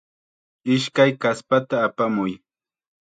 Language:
Chiquián Ancash Quechua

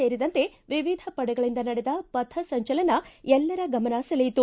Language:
Kannada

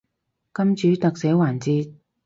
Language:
Cantonese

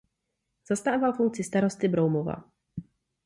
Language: Czech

